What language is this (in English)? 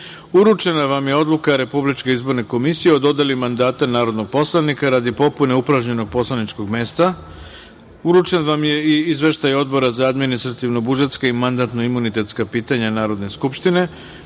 Serbian